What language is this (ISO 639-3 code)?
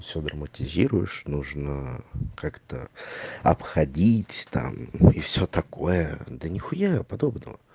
rus